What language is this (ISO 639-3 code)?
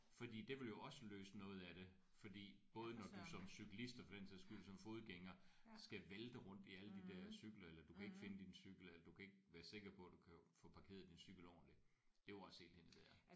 dan